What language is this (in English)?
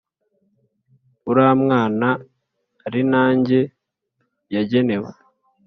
Kinyarwanda